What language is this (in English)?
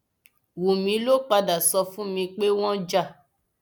Yoruba